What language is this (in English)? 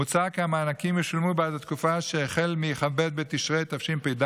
Hebrew